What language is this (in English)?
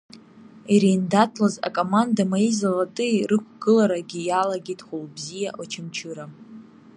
Abkhazian